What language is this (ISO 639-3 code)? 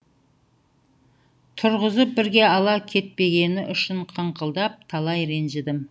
kaz